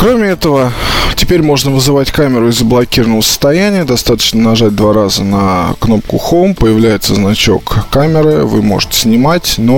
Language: Russian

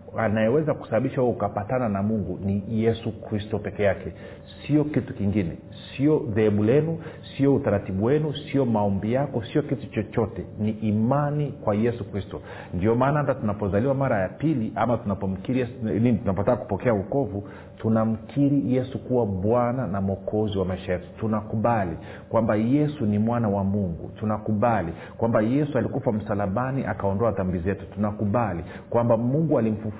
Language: Swahili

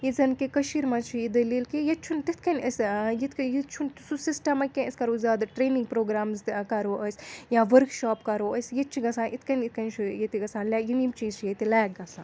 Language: Kashmiri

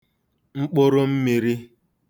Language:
Igbo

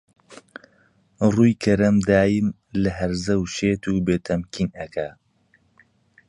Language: Central Kurdish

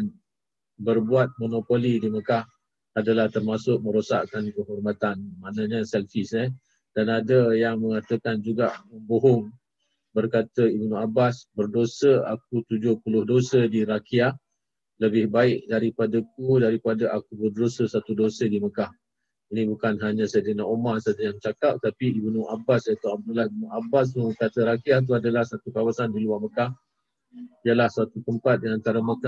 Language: Malay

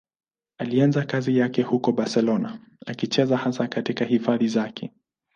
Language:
Swahili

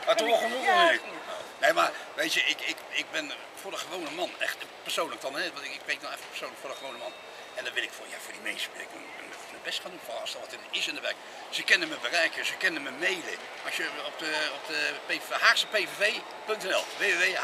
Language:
Dutch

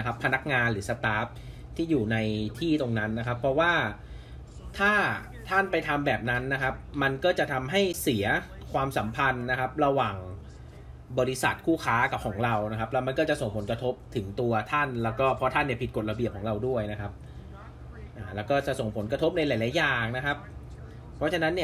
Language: Thai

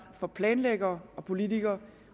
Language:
Danish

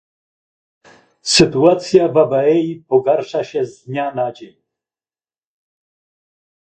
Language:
Polish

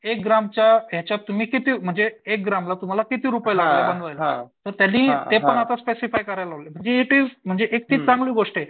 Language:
Marathi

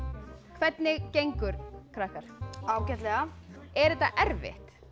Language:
Icelandic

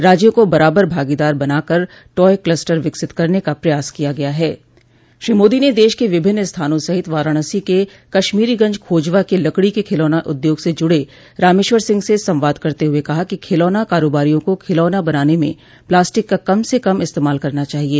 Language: Hindi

